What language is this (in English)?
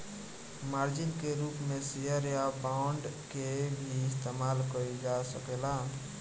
Bhojpuri